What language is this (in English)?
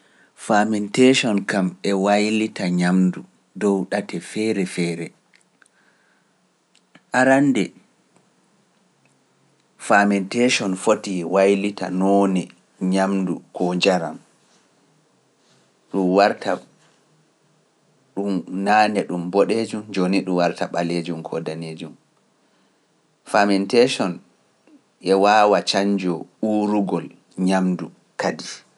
Pular